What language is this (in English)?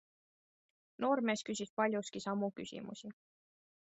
Estonian